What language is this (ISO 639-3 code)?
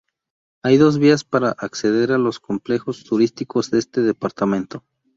spa